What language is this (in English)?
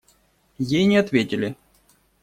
Russian